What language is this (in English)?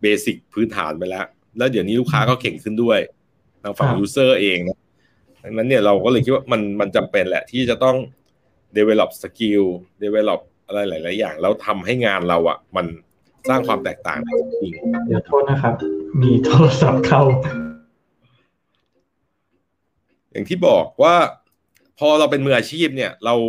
Thai